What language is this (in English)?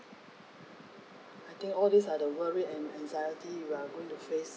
English